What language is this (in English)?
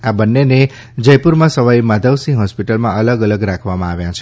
Gujarati